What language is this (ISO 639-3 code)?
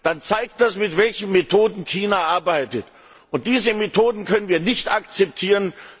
deu